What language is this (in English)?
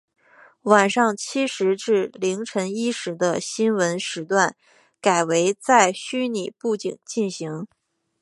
Chinese